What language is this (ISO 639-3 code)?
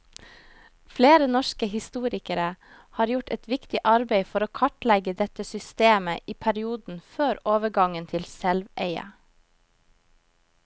nor